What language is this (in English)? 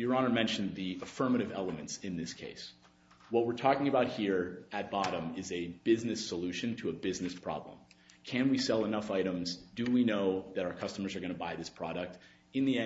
English